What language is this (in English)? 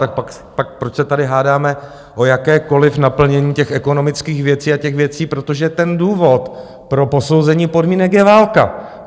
Czech